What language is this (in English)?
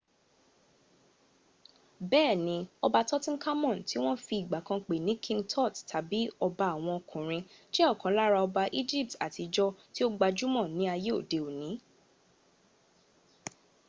Yoruba